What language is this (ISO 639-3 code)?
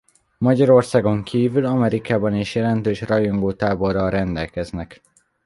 hun